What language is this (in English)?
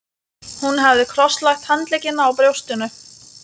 Icelandic